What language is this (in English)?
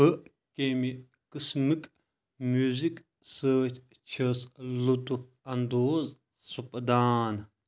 Kashmiri